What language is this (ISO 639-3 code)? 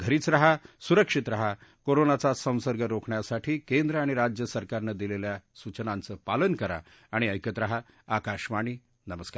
mar